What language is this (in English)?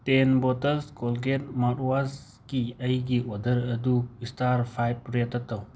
Manipuri